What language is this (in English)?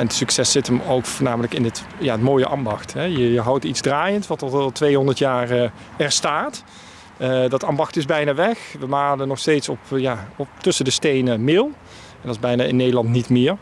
Dutch